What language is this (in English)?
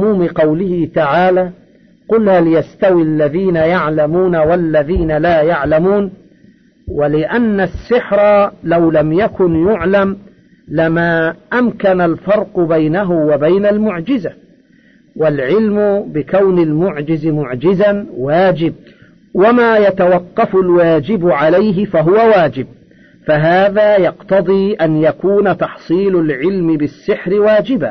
Arabic